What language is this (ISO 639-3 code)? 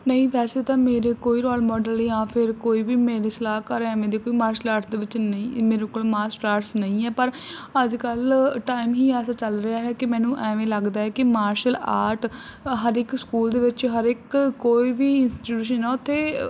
pan